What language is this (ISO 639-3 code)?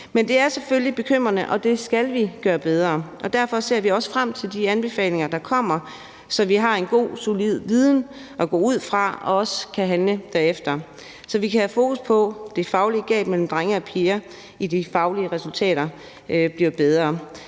dan